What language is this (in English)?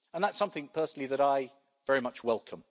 English